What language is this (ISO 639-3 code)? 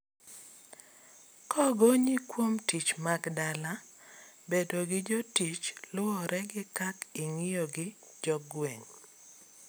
luo